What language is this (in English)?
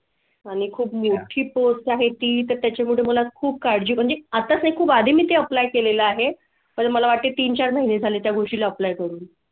Marathi